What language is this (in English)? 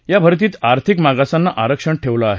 Marathi